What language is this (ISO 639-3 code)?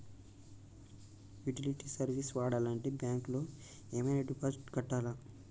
tel